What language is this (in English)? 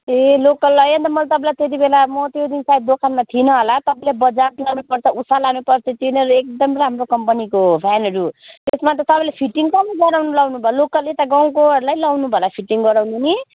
Nepali